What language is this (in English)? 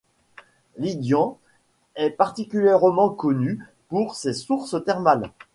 French